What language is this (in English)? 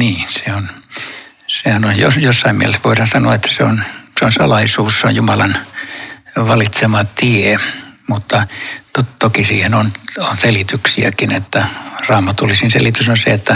Finnish